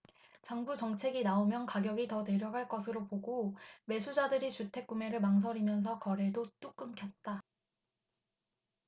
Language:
Korean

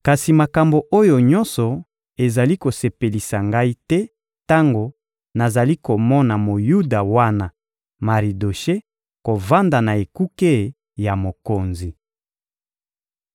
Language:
Lingala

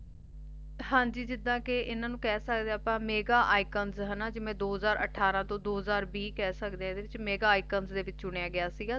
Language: Punjabi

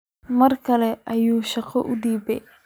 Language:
Somali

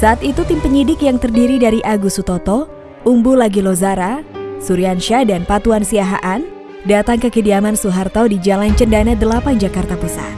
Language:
Indonesian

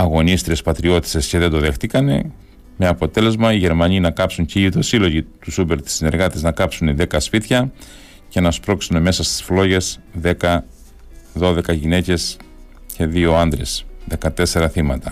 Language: Greek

